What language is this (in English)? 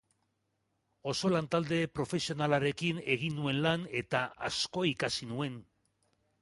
Basque